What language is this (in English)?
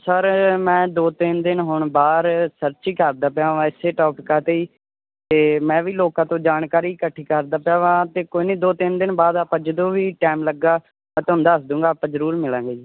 Punjabi